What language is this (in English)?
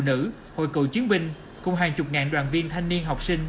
Vietnamese